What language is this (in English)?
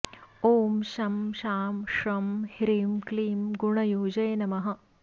Sanskrit